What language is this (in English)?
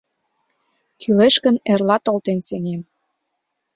Mari